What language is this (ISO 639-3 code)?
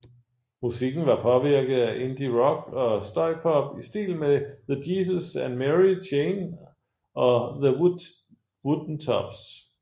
dan